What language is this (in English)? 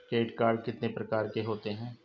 Hindi